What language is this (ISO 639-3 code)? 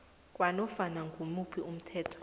nbl